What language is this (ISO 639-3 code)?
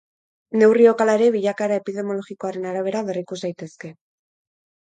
eus